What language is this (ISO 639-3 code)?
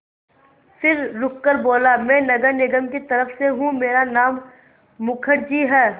hin